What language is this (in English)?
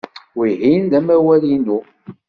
Kabyle